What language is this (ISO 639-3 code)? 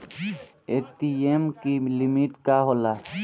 bho